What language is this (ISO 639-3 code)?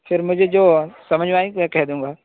urd